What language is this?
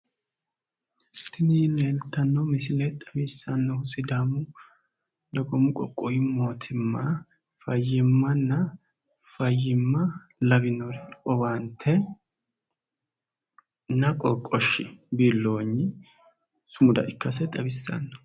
Sidamo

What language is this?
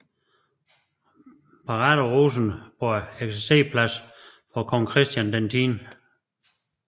Danish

